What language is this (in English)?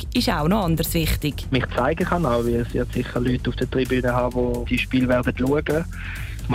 German